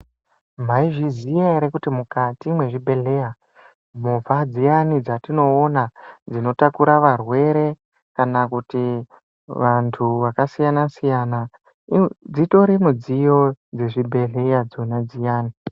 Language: Ndau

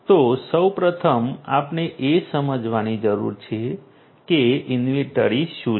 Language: Gujarati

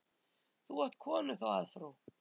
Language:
Icelandic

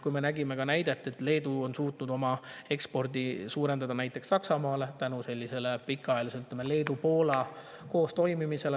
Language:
Estonian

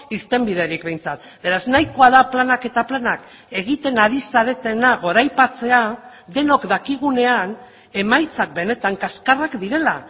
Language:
Basque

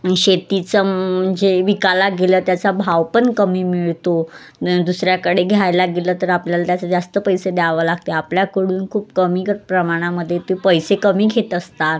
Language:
Marathi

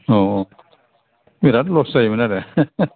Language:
Bodo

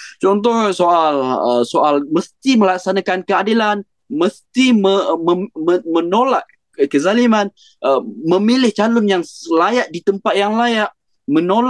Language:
Malay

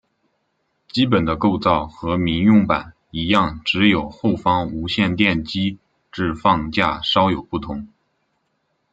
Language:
Chinese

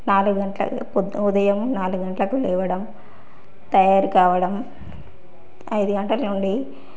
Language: Telugu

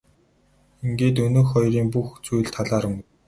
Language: Mongolian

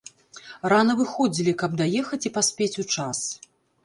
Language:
Belarusian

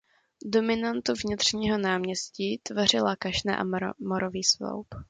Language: Czech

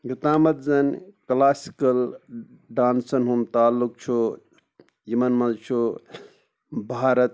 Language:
Kashmiri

